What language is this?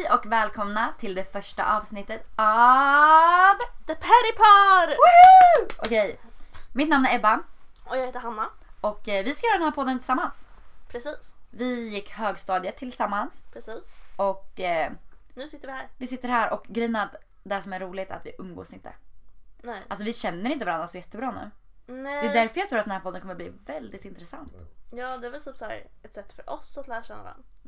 Swedish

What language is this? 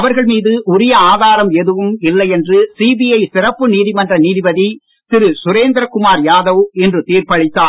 Tamil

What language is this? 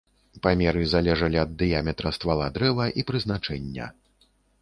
Belarusian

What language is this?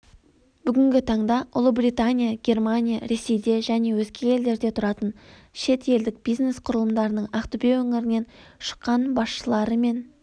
Kazakh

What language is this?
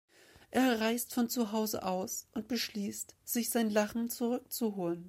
German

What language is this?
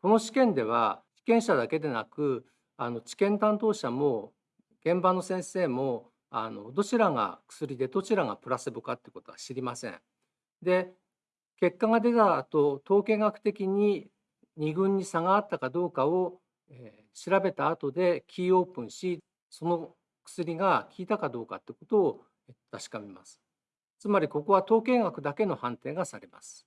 Japanese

